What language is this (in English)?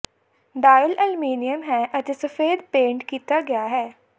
Punjabi